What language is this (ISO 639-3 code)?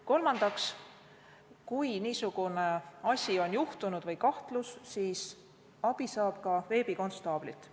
est